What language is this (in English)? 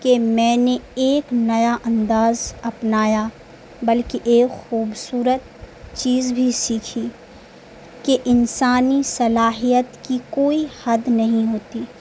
Urdu